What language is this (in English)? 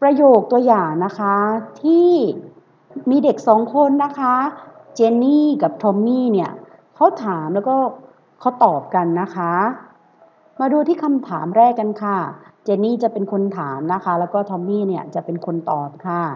Thai